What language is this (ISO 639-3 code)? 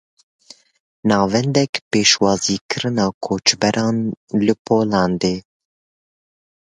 kur